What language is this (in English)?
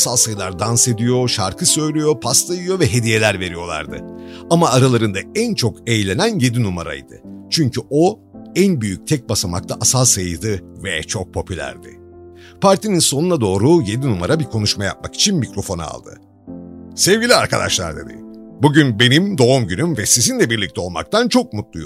Turkish